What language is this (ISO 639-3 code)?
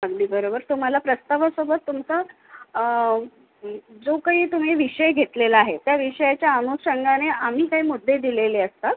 mar